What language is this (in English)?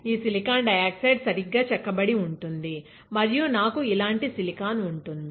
Telugu